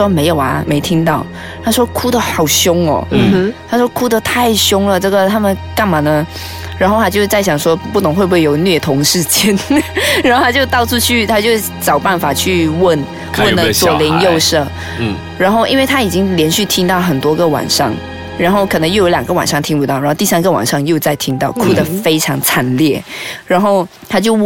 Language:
Chinese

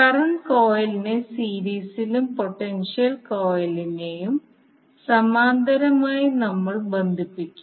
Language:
Malayalam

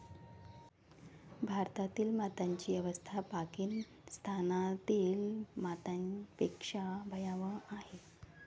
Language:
Marathi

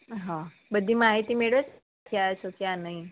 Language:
Gujarati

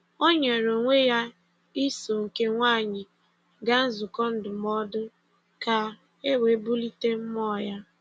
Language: Igbo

